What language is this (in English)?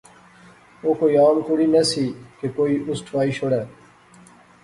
Pahari-Potwari